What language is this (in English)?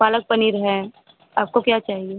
Hindi